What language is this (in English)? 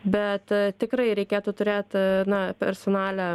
Lithuanian